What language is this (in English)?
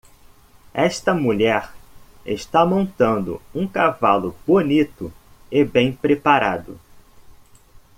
Portuguese